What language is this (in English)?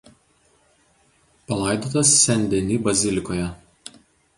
Lithuanian